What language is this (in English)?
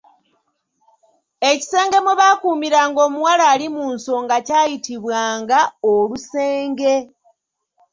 Ganda